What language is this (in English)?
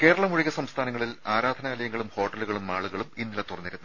Malayalam